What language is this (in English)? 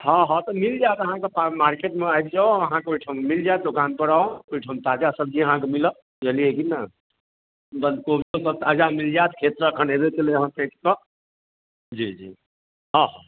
Maithili